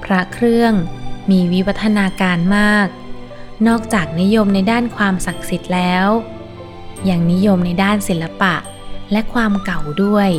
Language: Thai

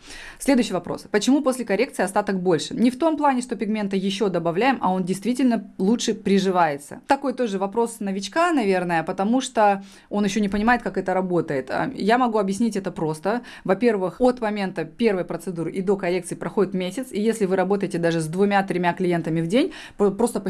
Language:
Russian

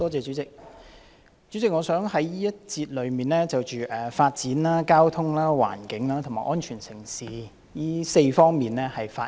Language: Cantonese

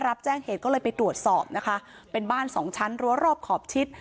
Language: Thai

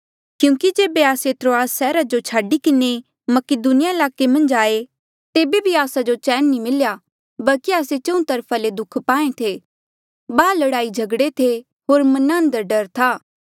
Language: Mandeali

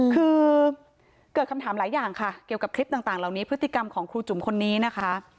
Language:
Thai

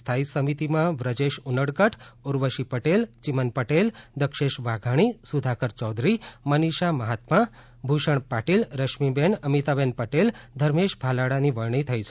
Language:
Gujarati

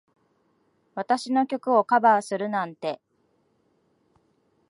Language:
Japanese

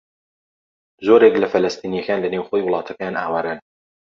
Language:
Central Kurdish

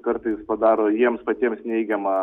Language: Lithuanian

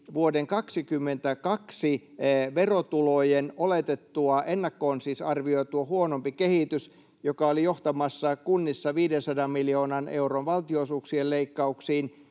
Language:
Finnish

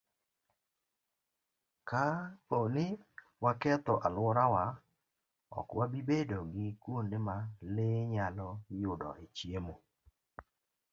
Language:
Luo (Kenya and Tanzania)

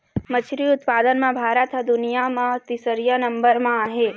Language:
Chhattisgarhi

